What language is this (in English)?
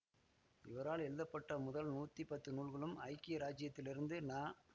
Tamil